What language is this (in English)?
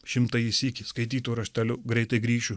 Lithuanian